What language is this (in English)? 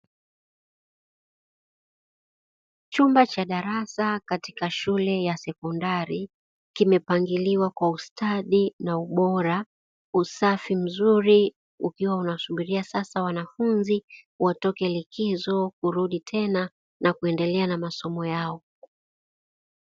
Swahili